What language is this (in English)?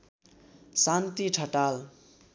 Nepali